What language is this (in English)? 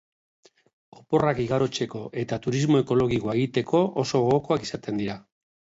Basque